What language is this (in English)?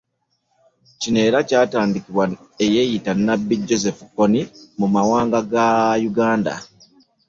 Ganda